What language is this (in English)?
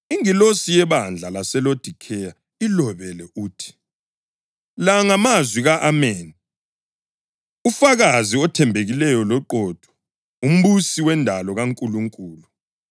North Ndebele